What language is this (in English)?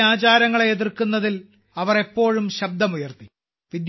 Malayalam